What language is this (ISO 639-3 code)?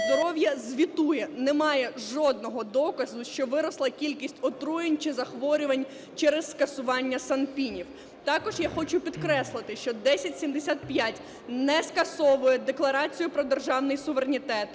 ukr